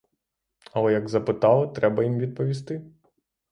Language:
Ukrainian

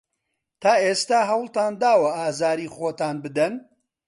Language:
Central Kurdish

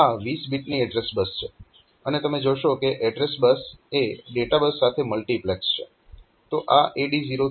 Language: Gujarati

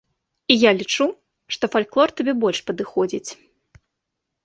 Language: Belarusian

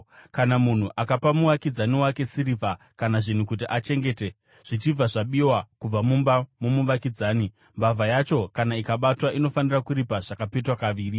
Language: Shona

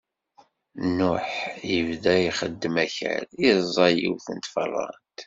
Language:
Kabyle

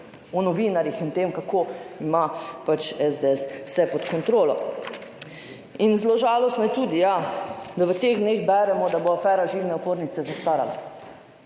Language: Slovenian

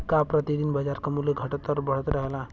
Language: Bhojpuri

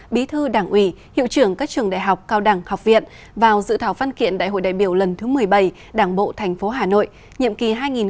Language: Vietnamese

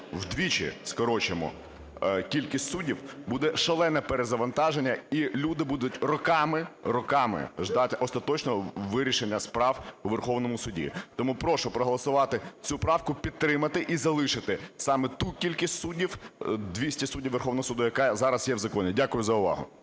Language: Ukrainian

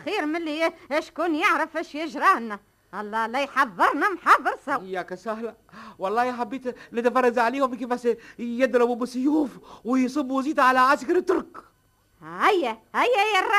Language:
Arabic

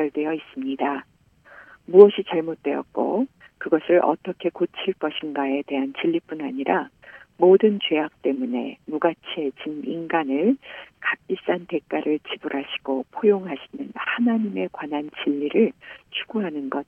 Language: Korean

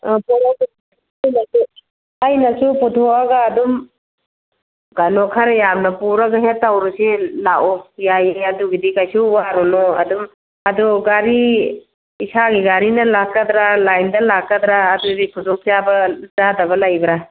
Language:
Manipuri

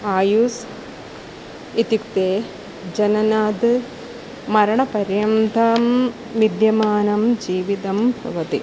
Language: Sanskrit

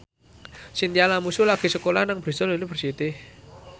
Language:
Javanese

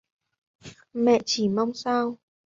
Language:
Vietnamese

